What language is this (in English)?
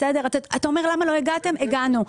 Hebrew